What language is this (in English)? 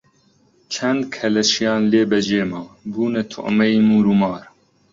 Central Kurdish